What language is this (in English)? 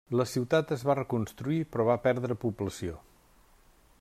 Catalan